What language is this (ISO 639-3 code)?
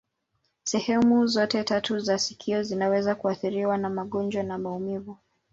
swa